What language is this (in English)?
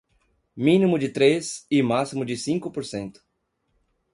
Portuguese